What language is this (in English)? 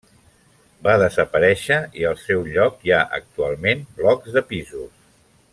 Catalan